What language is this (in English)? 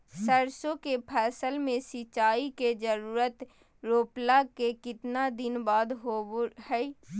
Magahi